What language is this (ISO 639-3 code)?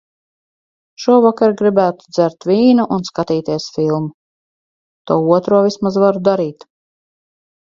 lav